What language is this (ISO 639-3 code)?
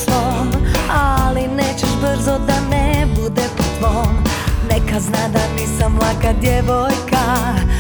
hrv